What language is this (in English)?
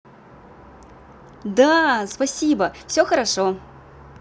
Russian